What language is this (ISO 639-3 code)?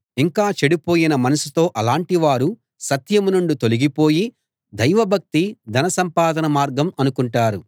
tel